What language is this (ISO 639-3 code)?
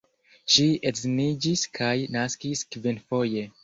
epo